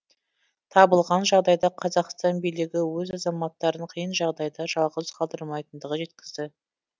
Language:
Kazakh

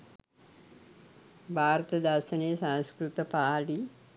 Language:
Sinhala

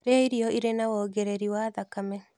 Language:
Kikuyu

